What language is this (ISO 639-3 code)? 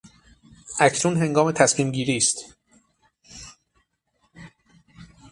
fas